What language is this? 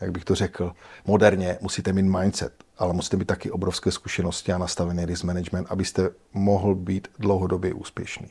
Czech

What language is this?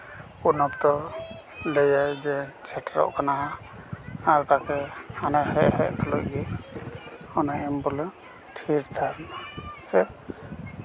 Santali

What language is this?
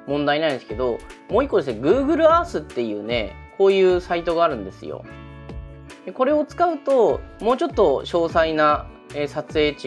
Japanese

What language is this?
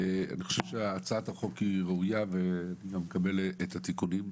Hebrew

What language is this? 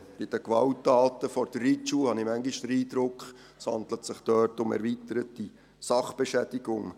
Swiss German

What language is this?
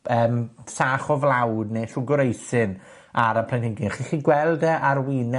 Welsh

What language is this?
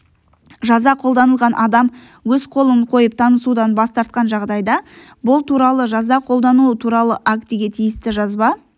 Kazakh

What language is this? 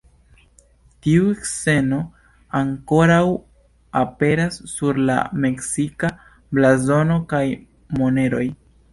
Esperanto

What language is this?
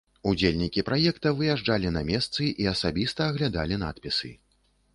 Belarusian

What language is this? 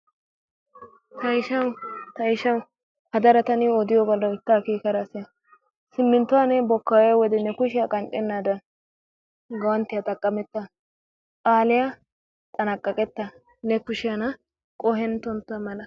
Wolaytta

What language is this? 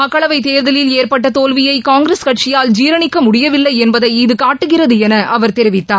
Tamil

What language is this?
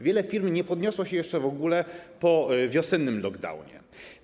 Polish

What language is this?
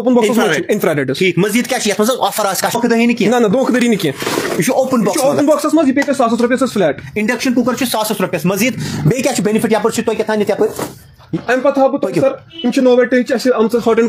Romanian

